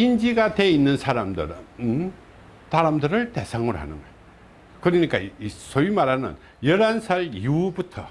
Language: Korean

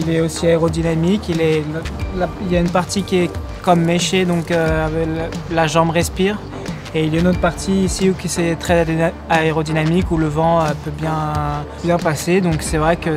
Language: French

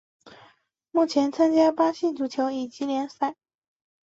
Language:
Chinese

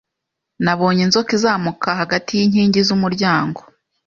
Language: Kinyarwanda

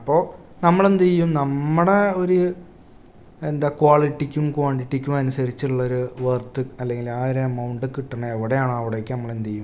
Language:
Malayalam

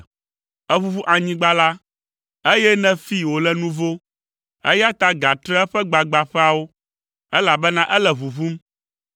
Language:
Ewe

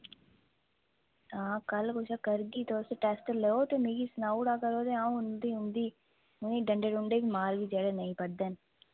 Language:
Dogri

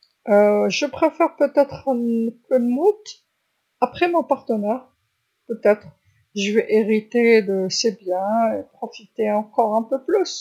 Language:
Algerian Arabic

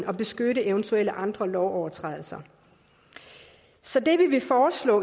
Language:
Danish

